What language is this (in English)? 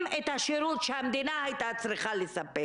Hebrew